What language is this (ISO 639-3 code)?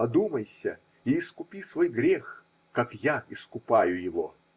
rus